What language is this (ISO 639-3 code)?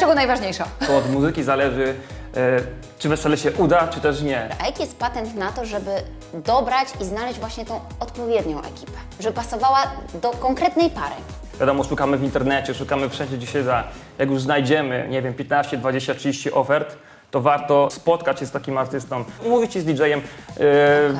pol